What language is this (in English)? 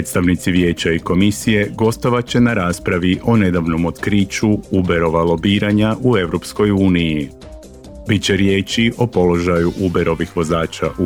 Croatian